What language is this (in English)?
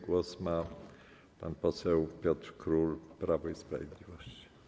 Polish